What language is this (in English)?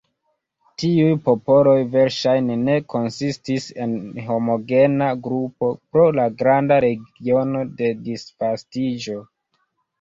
Esperanto